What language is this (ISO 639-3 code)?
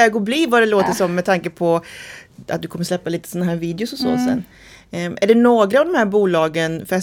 swe